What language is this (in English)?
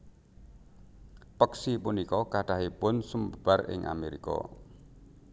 Javanese